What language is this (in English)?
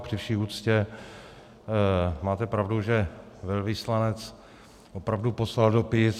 Czech